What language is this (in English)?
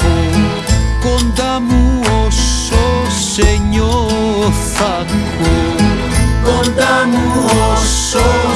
Greek